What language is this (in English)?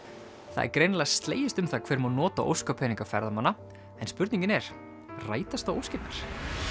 Icelandic